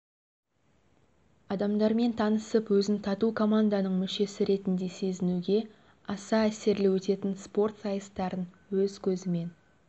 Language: Kazakh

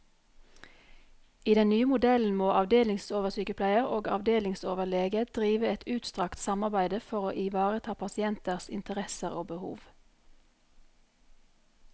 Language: Norwegian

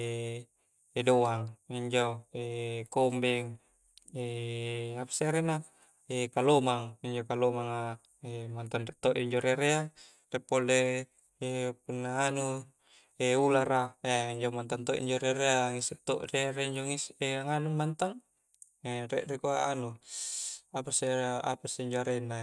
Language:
Coastal Konjo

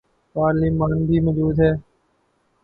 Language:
Urdu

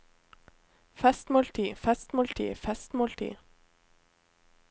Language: Norwegian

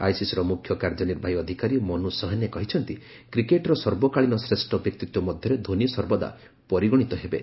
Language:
Odia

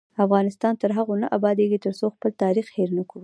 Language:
Pashto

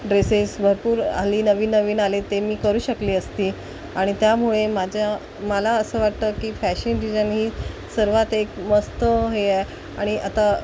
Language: Marathi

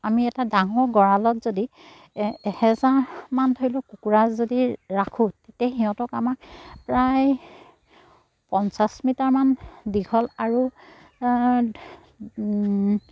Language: Assamese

